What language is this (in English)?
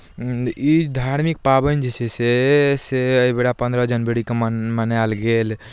Maithili